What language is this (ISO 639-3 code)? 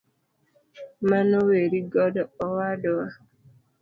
luo